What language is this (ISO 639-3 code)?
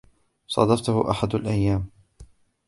ara